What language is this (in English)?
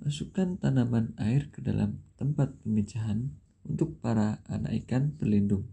Indonesian